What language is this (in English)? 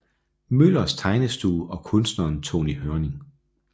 Danish